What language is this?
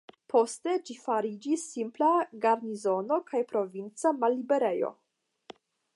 Esperanto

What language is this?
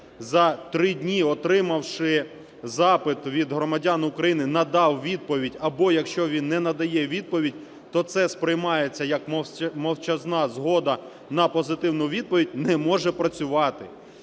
Ukrainian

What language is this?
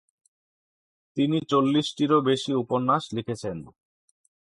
Bangla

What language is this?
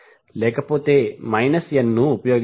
Telugu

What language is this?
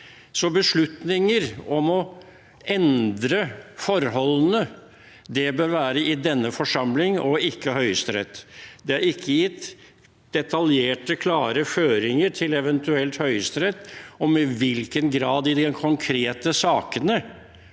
Norwegian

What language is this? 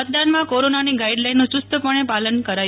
Gujarati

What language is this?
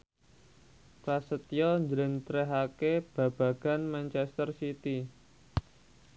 Javanese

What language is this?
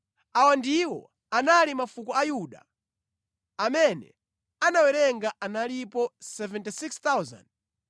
Nyanja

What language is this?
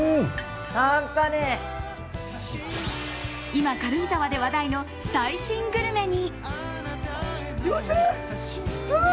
Japanese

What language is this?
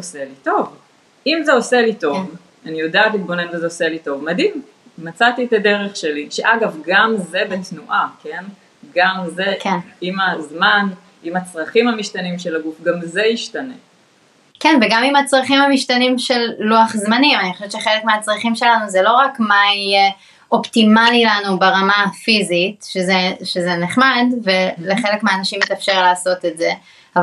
Hebrew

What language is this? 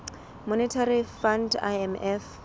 Southern Sotho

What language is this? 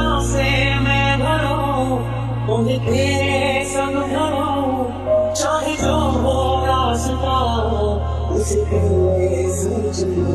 Arabic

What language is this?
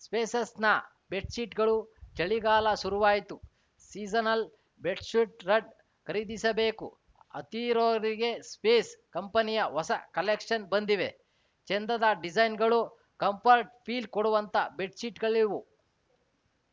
Kannada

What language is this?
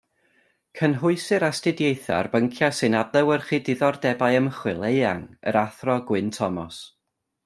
Welsh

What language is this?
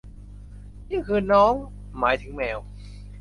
Thai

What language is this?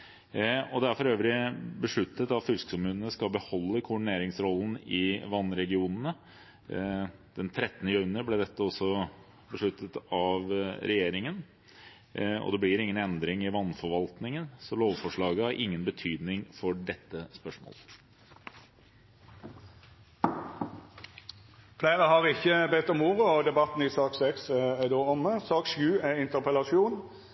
Norwegian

